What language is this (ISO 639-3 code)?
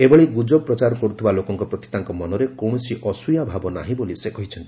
ori